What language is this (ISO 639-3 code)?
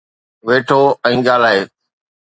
snd